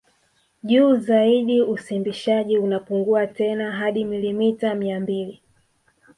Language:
Swahili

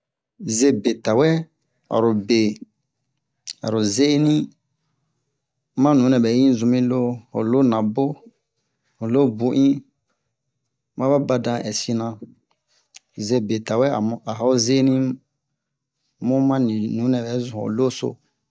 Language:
Bomu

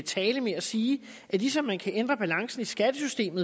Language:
Danish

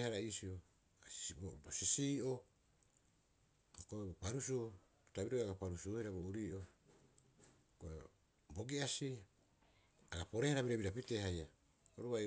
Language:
Rapoisi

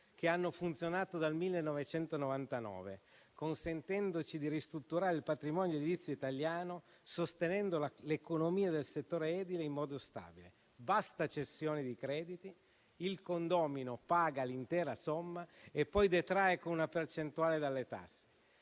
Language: Italian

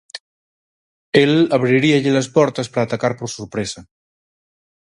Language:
Galician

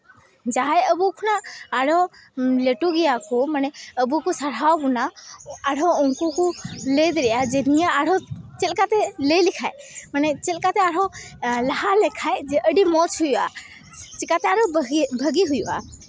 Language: Santali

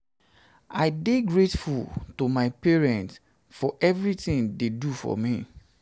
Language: Nigerian Pidgin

